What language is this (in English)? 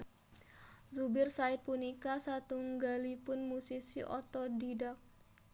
Javanese